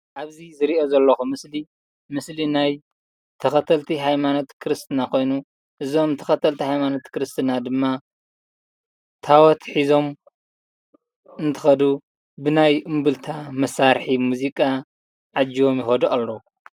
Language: Tigrinya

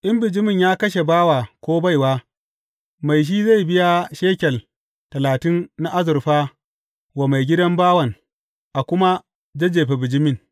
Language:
Hausa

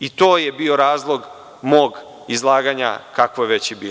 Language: Serbian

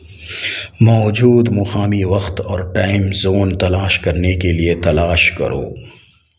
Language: Urdu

